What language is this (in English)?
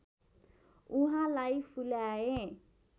Nepali